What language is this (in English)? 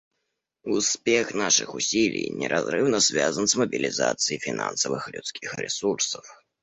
Russian